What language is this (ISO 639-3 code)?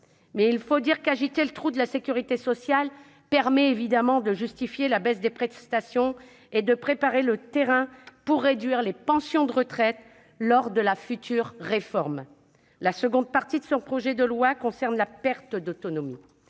fra